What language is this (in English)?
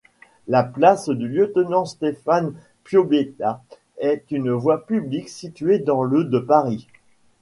French